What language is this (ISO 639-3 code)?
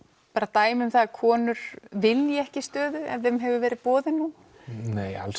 isl